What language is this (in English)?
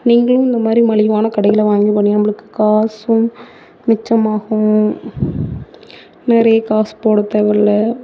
Tamil